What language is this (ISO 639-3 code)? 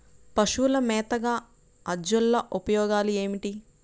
tel